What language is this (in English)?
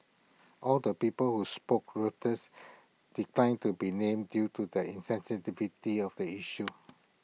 English